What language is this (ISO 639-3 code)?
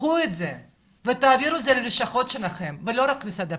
heb